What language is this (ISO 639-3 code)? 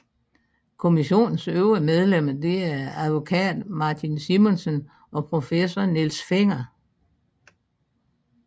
dan